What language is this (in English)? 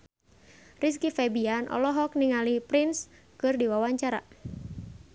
Sundanese